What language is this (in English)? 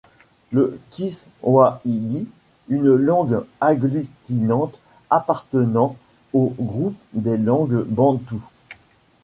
French